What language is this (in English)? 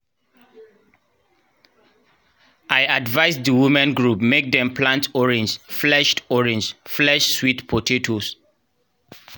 Nigerian Pidgin